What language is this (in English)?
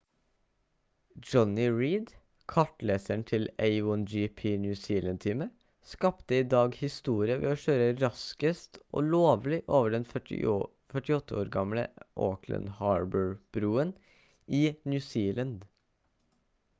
Norwegian Bokmål